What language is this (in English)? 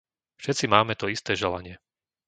Slovak